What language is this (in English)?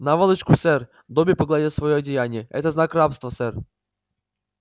Russian